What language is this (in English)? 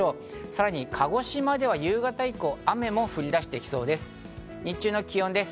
Japanese